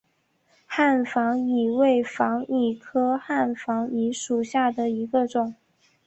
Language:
Chinese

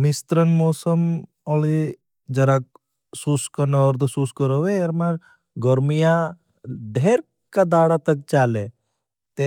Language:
Bhili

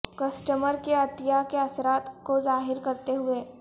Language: Urdu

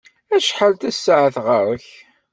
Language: Kabyle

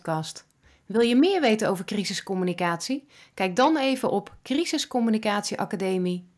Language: Dutch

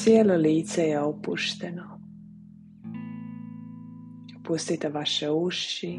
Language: Croatian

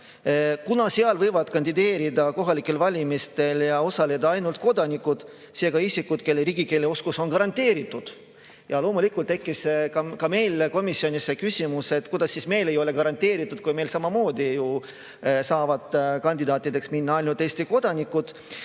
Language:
Estonian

